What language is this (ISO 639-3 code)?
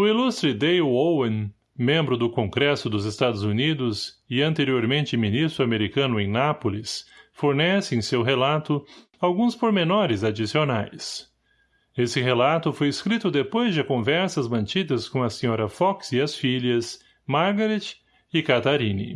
por